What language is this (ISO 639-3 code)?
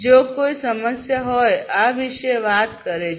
guj